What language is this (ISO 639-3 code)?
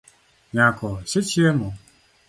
luo